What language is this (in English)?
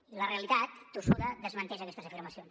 Catalan